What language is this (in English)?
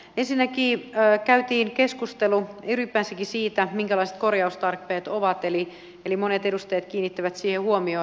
Finnish